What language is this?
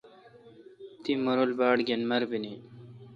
Kalkoti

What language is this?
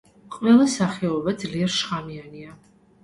Georgian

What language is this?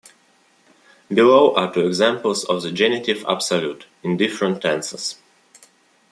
English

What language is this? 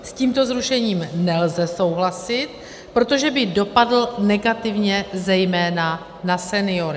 Czech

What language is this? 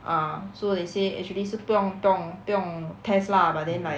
English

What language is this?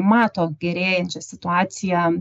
Lithuanian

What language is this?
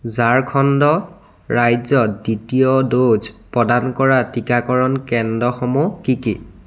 Assamese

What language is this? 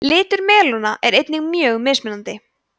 Icelandic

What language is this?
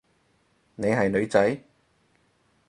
Cantonese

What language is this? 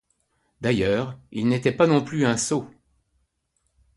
French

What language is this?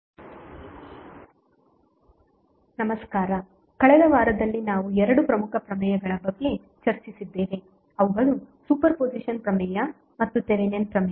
Kannada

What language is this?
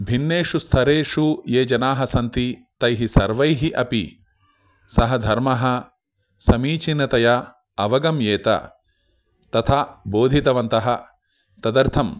Sanskrit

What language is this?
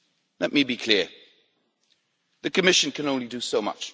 English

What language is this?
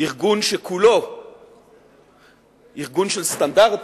Hebrew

